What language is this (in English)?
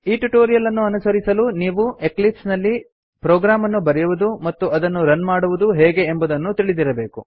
Kannada